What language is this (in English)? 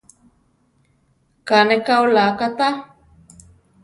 Central Tarahumara